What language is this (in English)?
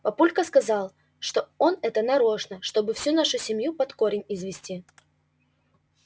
Russian